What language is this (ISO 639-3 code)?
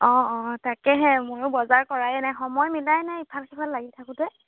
asm